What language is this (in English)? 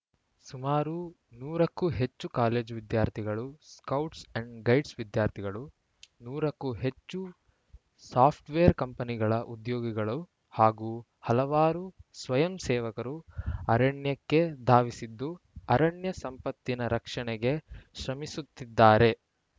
Kannada